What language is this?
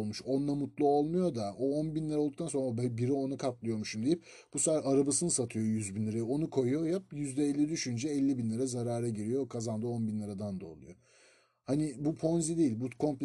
Turkish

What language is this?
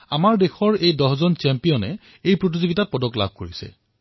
Assamese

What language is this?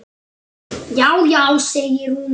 Icelandic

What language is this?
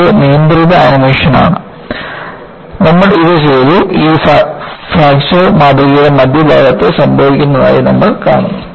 Malayalam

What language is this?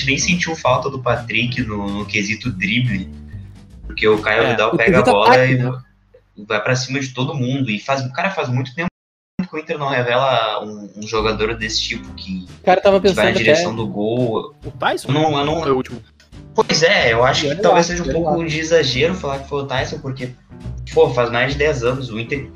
Portuguese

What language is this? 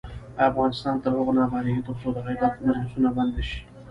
Pashto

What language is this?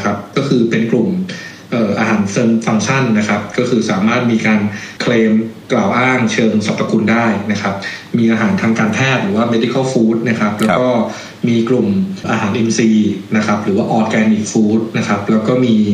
Thai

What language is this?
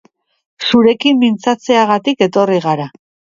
Basque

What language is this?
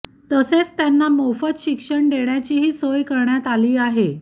Marathi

